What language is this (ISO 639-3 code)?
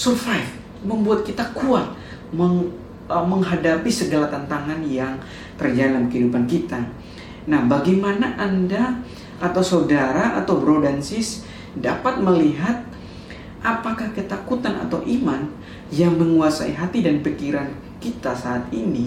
ind